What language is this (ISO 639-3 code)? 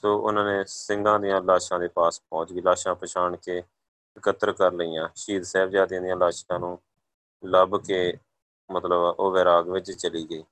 pan